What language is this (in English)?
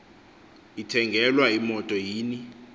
Xhosa